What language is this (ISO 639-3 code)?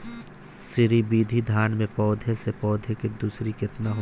bho